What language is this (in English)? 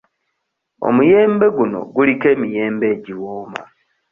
Ganda